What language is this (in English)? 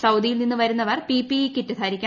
Malayalam